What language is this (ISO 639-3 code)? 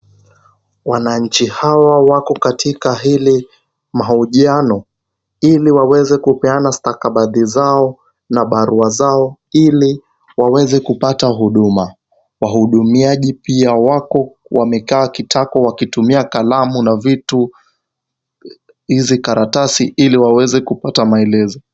swa